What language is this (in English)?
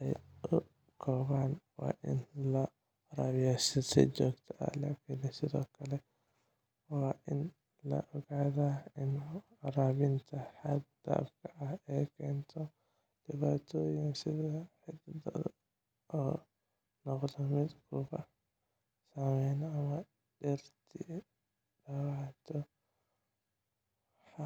Somali